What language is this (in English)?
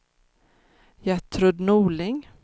Swedish